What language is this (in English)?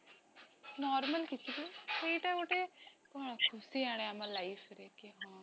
Odia